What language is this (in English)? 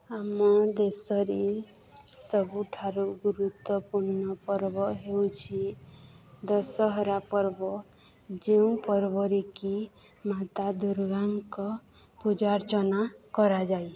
Odia